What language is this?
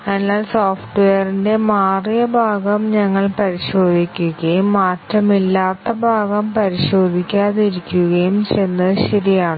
Malayalam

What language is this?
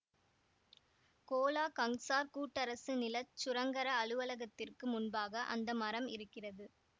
Tamil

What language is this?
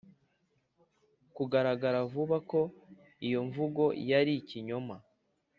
Kinyarwanda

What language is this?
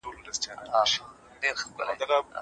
Pashto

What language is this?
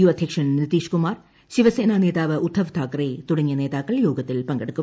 Malayalam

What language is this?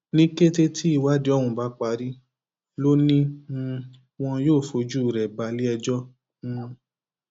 Yoruba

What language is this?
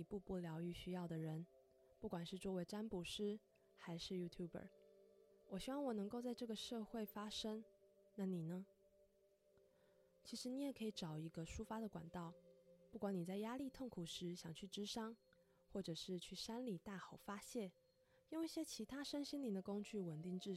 Chinese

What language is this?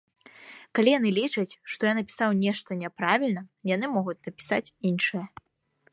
Belarusian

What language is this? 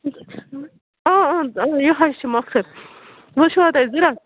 Kashmiri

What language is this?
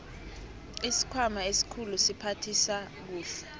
South Ndebele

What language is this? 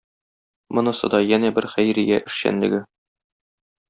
Tatar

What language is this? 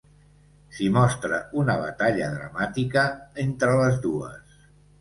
Catalan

